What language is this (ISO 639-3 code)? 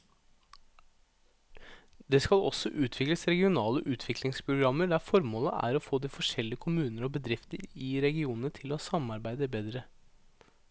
nor